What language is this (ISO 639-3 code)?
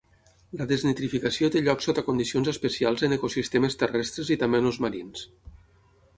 cat